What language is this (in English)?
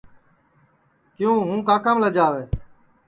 Sansi